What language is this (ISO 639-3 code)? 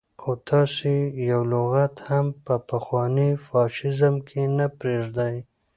pus